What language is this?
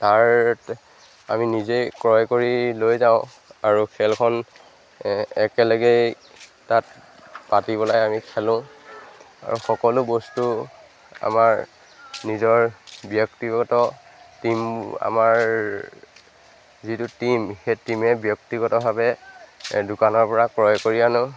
Assamese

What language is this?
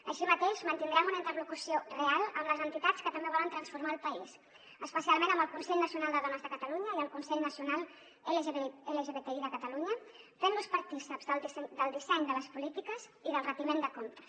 Catalan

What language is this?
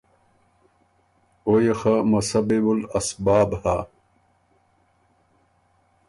Ormuri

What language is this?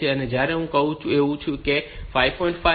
Gujarati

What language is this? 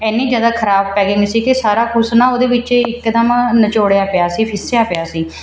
Punjabi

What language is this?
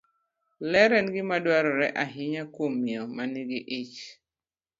Luo (Kenya and Tanzania)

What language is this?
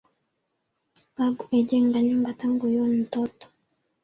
Swahili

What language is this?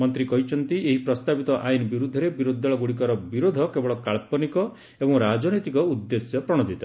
Odia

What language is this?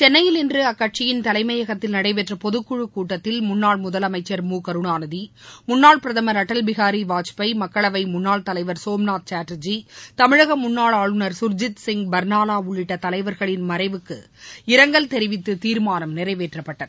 Tamil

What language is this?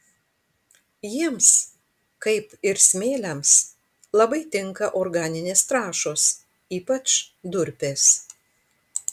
Lithuanian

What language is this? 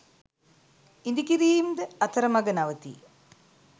Sinhala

